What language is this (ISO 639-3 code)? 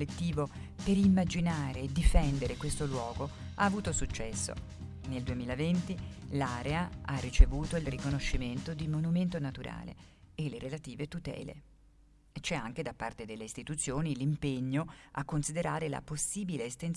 ita